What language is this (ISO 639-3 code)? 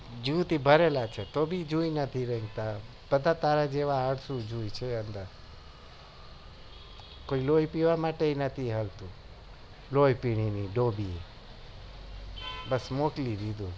guj